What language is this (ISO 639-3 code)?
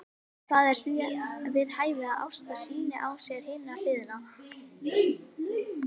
isl